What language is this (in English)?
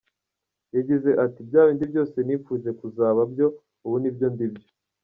Kinyarwanda